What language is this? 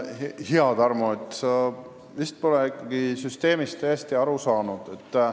Estonian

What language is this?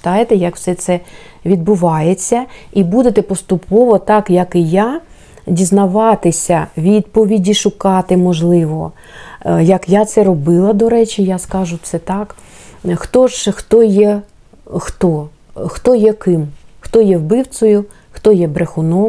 Ukrainian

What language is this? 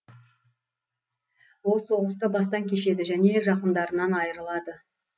Kazakh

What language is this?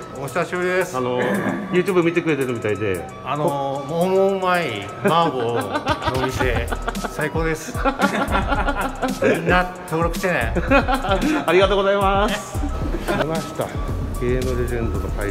Japanese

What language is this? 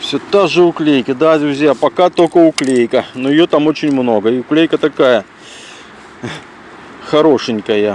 Russian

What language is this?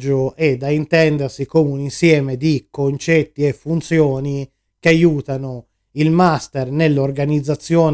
Italian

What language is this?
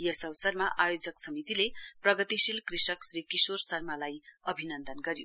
Nepali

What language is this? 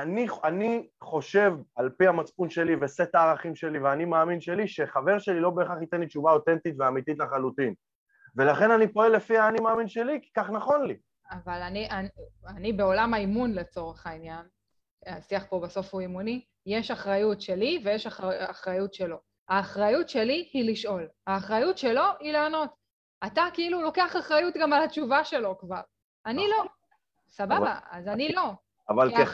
Hebrew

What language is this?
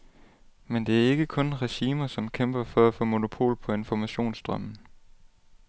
Danish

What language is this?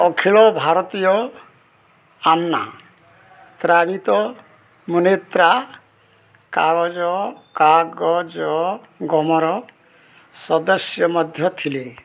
Odia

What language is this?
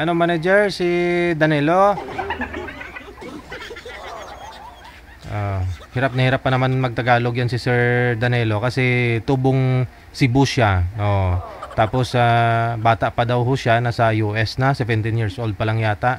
Filipino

